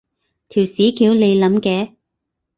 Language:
Cantonese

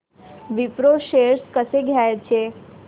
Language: Marathi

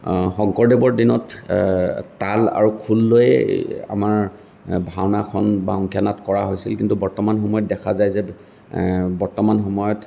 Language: Assamese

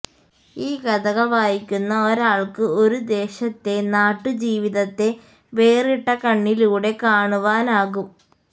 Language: Malayalam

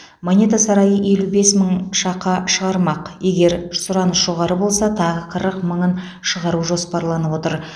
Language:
Kazakh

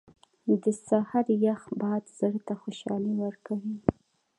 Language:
Pashto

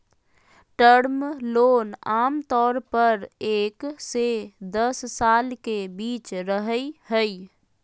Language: Magahi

